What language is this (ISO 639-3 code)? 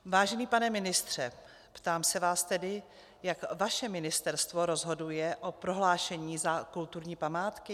ces